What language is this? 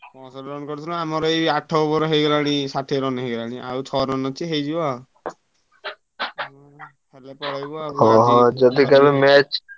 Odia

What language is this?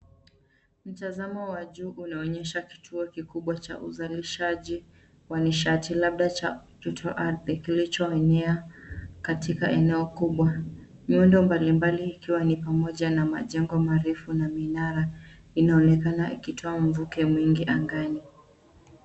Swahili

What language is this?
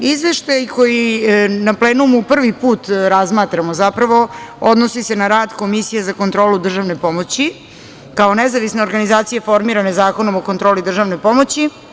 Serbian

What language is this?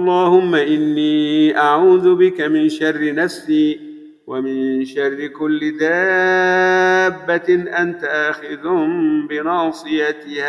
Arabic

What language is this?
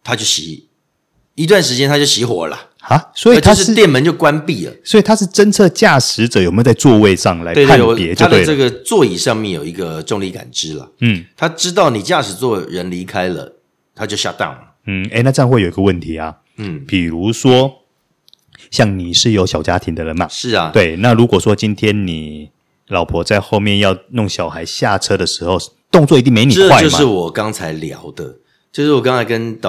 Chinese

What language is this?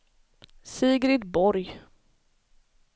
Swedish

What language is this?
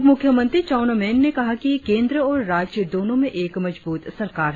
Hindi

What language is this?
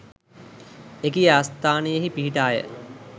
Sinhala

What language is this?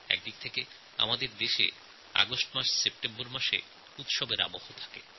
Bangla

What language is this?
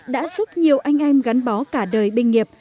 Vietnamese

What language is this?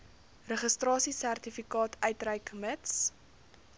Afrikaans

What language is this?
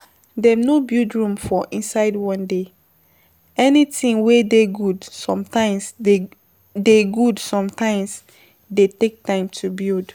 Nigerian Pidgin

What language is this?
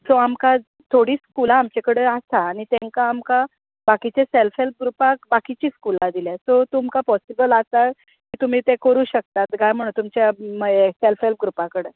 Konkani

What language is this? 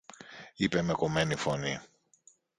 Greek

